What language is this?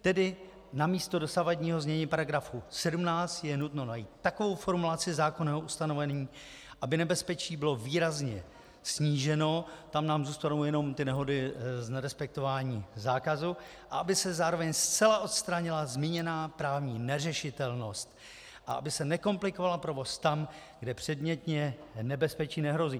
Czech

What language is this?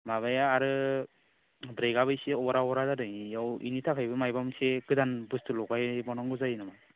Bodo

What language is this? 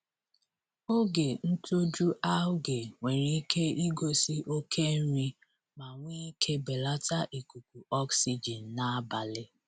Igbo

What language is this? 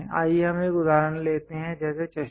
Hindi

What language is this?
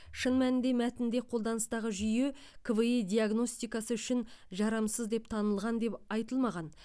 Kazakh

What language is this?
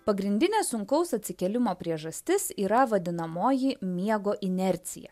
Lithuanian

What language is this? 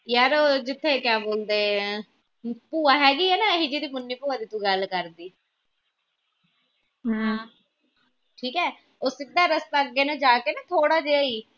Punjabi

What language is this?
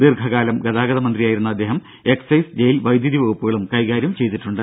Malayalam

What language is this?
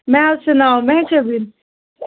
Kashmiri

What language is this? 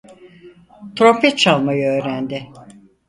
Turkish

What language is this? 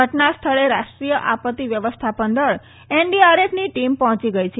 Gujarati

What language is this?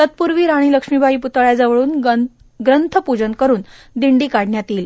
Marathi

